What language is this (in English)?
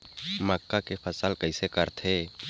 Chhattisgarhi